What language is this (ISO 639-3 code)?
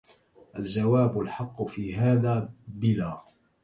ara